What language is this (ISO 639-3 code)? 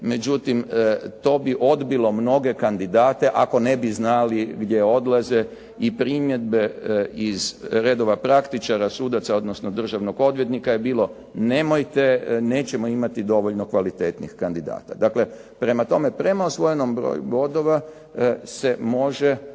hrv